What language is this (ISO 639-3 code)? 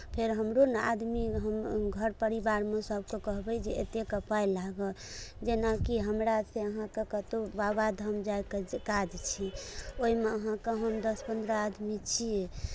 mai